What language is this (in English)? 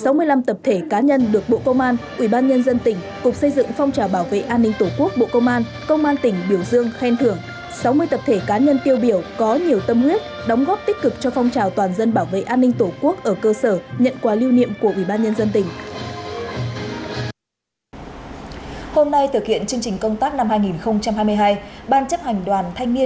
Vietnamese